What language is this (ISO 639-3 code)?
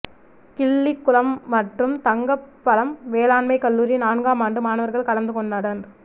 tam